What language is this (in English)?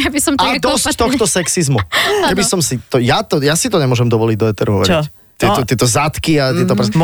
Slovak